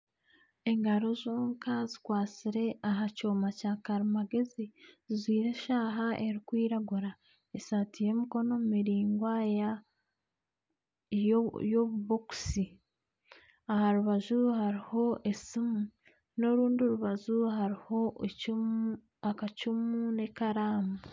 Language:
Nyankole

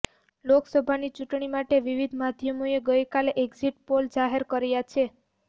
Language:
Gujarati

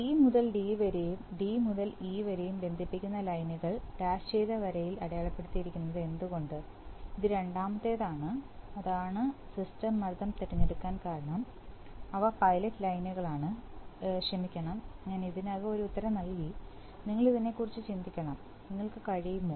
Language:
Malayalam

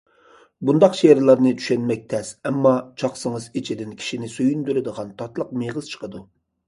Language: Uyghur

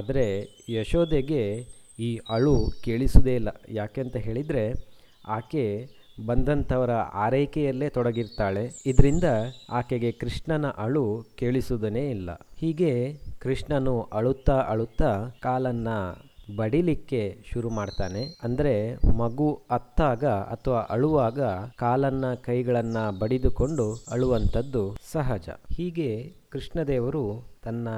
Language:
Kannada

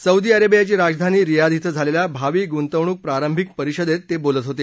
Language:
Marathi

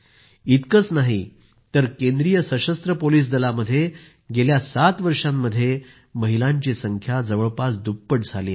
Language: Marathi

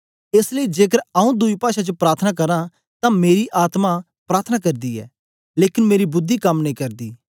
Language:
Dogri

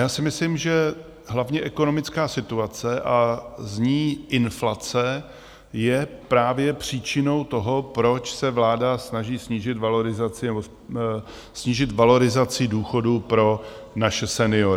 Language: Czech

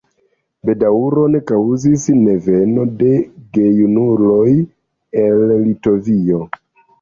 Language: Esperanto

